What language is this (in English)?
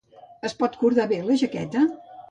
Catalan